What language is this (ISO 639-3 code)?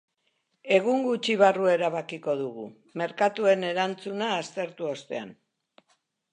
eus